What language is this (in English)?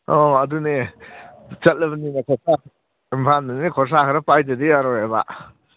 Manipuri